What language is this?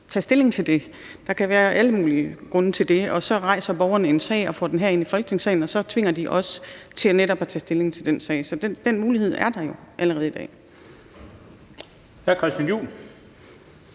Danish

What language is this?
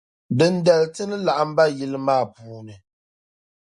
Dagbani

